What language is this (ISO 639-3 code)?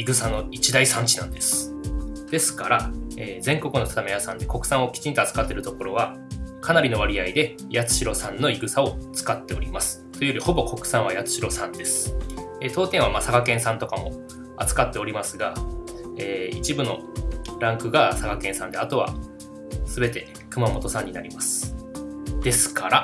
jpn